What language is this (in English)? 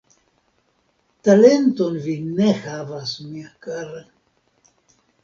Esperanto